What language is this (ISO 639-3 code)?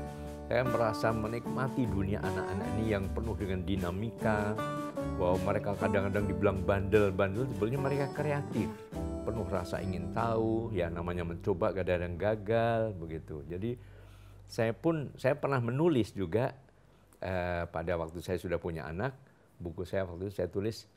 ind